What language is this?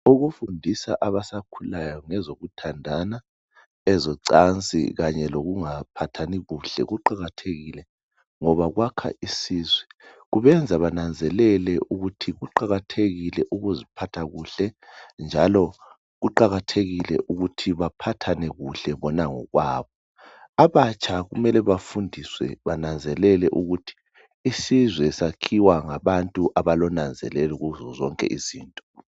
North Ndebele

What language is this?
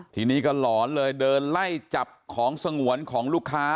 Thai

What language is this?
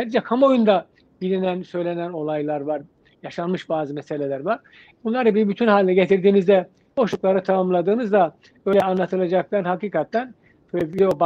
Turkish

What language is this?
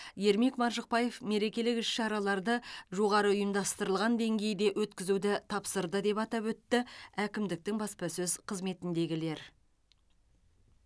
Kazakh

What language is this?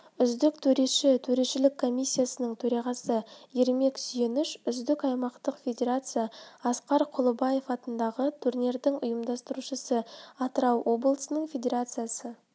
Kazakh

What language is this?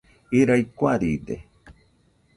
Nüpode Huitoto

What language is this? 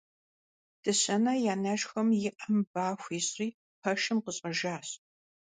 Kabardian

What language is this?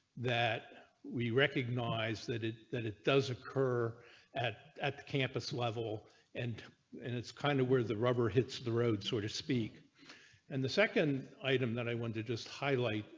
English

